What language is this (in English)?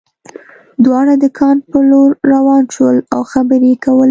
Pashto